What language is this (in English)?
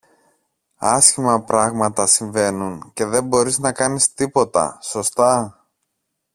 Greek